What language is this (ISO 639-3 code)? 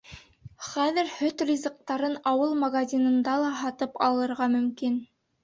bak